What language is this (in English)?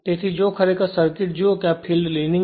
Gujarati